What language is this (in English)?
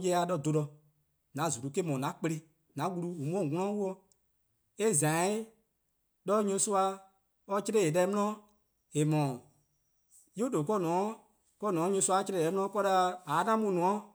Eastern Krahn